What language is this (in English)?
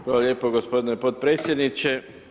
Croatian